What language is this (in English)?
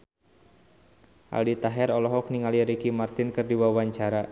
Sundanese